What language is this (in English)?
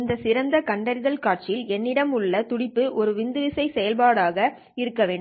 Tamil